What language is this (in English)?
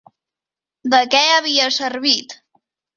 Catalan